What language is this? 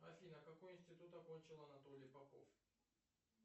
Russian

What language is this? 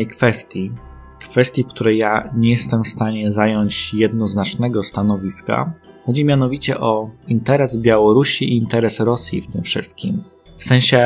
Polish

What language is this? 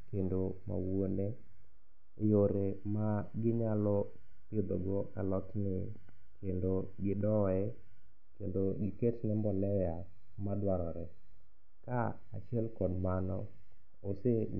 Luo (Kenya and Tanzania)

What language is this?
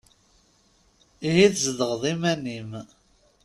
Kabyle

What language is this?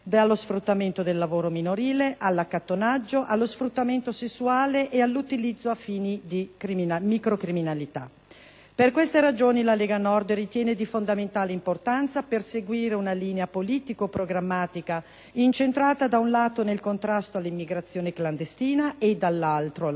Italian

